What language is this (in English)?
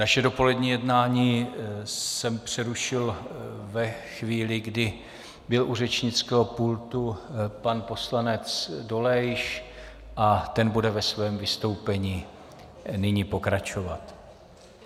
Czech